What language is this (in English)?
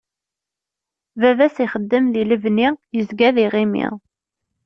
Kabyle